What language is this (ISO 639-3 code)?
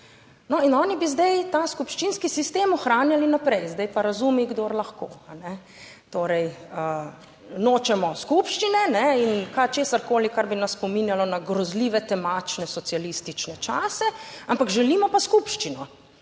slv